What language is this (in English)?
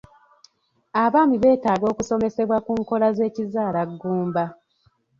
Ganda